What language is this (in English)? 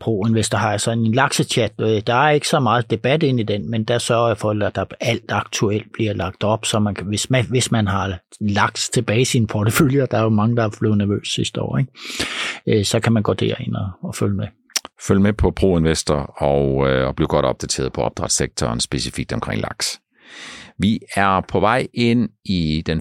Danish